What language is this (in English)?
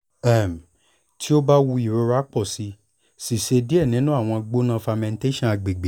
Yoruba